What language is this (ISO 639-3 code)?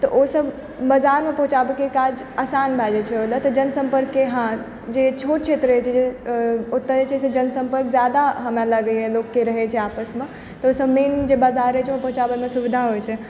mai